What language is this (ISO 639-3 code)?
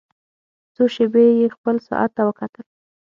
pus